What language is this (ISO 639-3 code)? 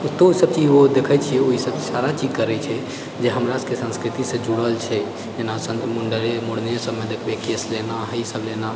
mai